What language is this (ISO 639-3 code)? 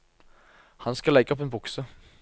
nor